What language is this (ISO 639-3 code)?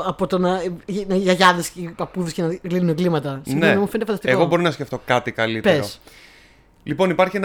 ell